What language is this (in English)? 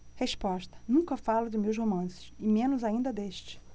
Portuguese